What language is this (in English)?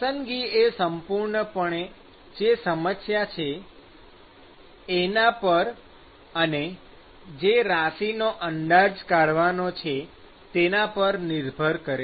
Gujarati